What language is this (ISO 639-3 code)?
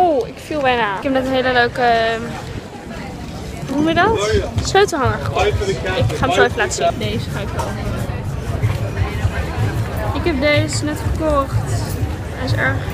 nld